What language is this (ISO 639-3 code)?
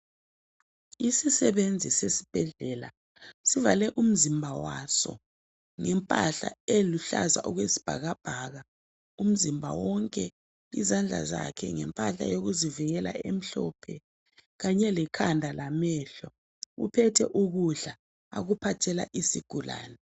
nde